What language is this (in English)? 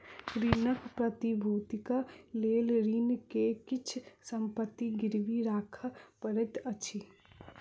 Maithili